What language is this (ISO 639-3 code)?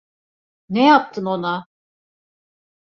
tur